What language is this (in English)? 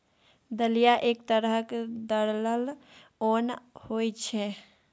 Maithili